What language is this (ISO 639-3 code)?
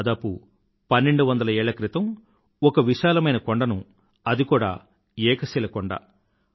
tel